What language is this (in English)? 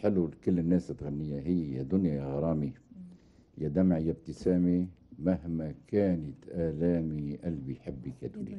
Arabic